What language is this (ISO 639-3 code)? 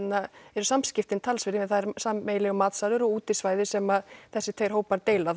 isl